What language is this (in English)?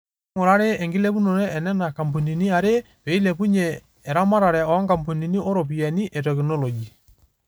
Masai